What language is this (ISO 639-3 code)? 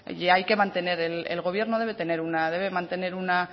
spa